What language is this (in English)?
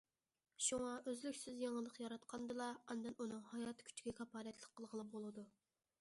Uyghur